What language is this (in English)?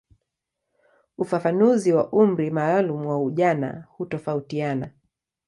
Swahili